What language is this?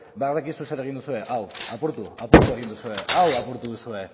Basque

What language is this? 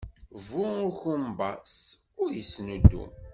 Kabyle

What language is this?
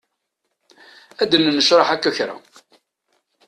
Kabyle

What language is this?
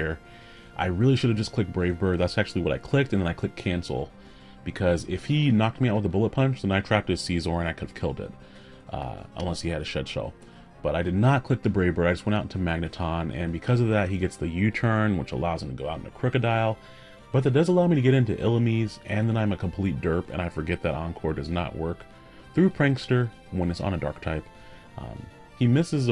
English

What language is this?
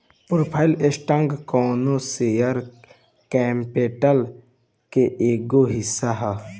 Bhojpuri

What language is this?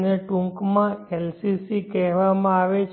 Gujarati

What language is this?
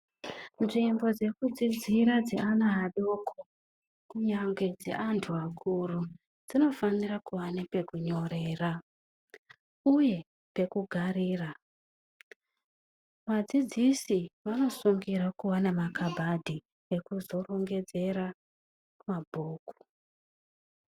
Ndau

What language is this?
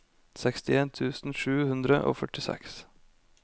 Norwegian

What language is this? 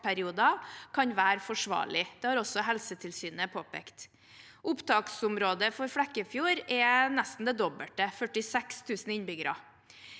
Norwegian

